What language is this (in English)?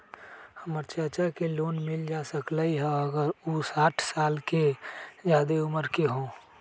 Magahi